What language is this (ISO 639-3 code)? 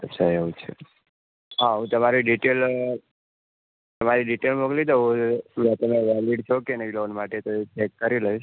guj